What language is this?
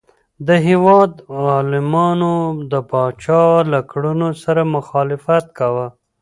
Pashto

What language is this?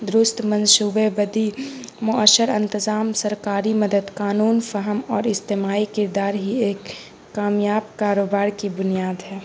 Urdu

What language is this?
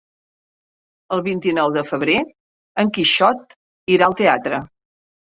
Catalan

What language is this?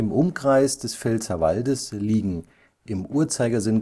German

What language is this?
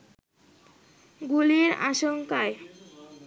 Bangla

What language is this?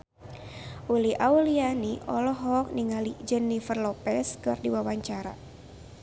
Sundanese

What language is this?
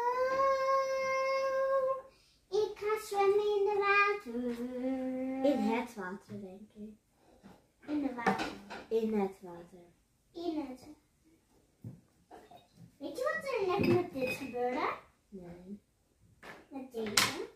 Dutch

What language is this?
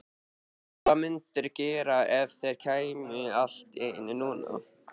Icelandic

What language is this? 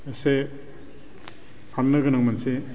Bodo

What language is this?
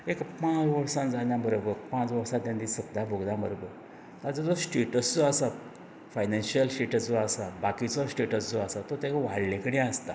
Konkani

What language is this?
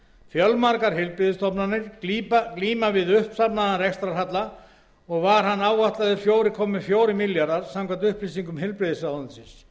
Icelandic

